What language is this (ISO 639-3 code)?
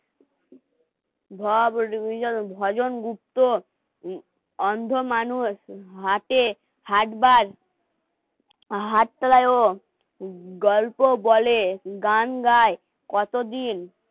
ben